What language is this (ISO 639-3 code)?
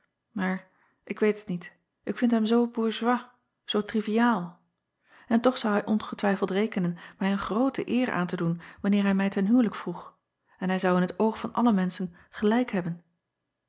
nld